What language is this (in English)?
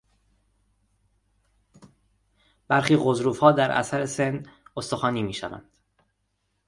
Persian